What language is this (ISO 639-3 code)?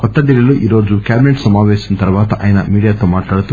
tel